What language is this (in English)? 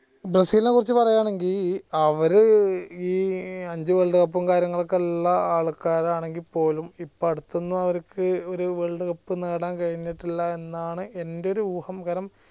Malayalam